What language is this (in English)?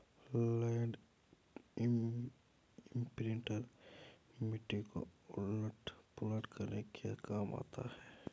Hindi